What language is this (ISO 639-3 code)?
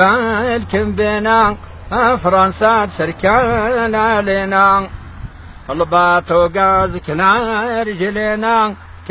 ara